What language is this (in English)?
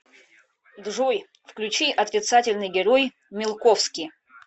Russian